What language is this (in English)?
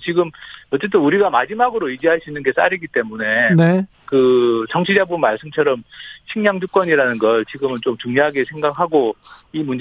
Korean